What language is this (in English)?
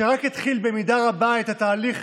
Hebrew